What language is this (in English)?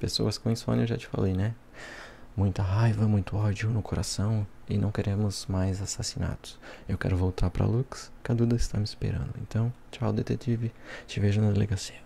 Portuguese